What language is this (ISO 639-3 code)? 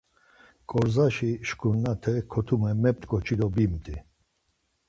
lzz